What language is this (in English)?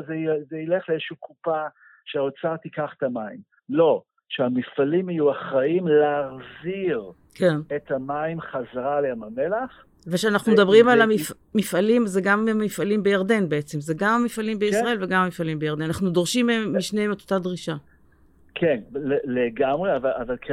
Hebrew